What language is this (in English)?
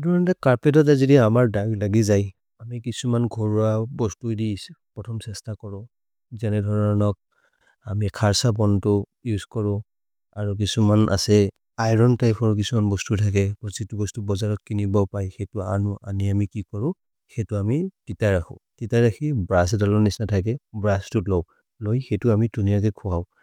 Maria (India)